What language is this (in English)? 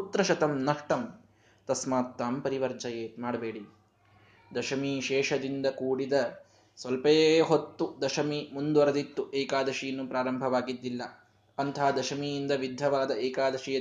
Kannada